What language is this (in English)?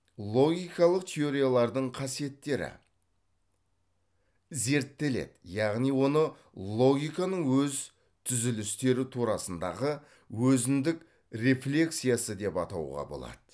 Kazakh